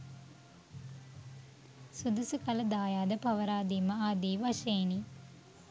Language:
Sinhala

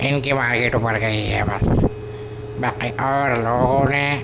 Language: Urdu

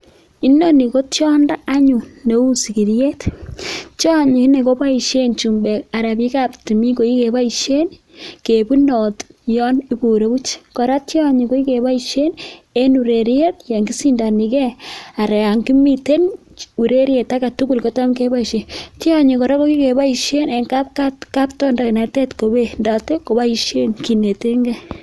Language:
Kalenjin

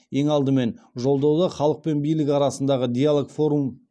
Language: Kazakh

